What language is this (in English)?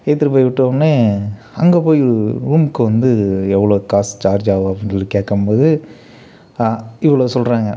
Tamil